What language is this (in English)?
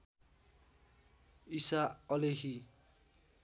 Nepali